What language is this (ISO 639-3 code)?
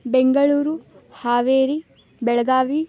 san